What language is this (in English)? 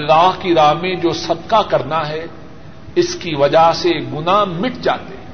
Urdu